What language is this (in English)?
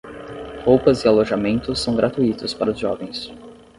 Portuguese